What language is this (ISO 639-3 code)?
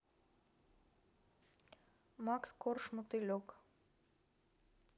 rus